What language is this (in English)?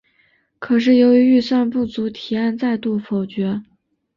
Chinese